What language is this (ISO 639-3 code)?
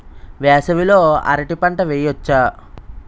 tel